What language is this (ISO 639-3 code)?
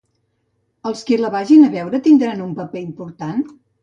cat